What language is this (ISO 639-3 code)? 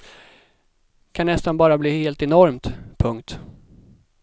swe